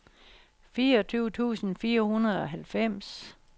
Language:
Danish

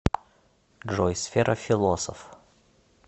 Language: Russian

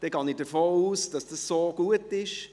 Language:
Swiss German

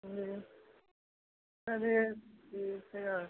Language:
Hindi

